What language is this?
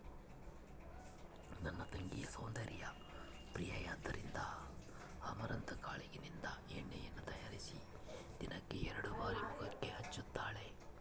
Kannada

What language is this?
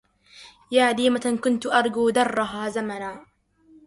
Arabic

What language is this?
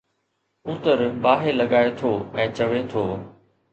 Sindhi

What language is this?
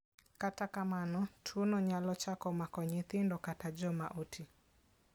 Luo (Kenya and Tanzania)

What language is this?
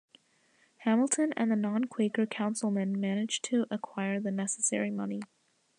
English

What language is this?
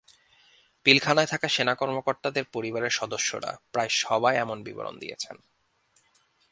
Bangla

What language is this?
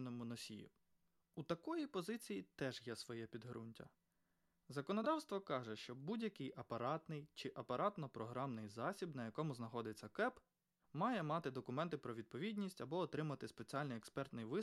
Ukrainian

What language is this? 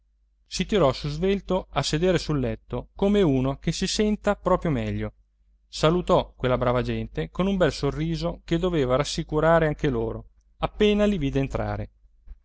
Italian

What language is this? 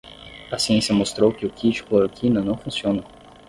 Portuguese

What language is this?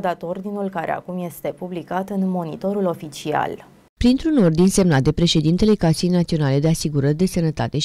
Romanian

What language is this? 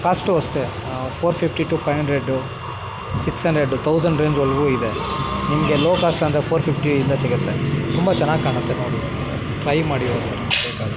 Kannada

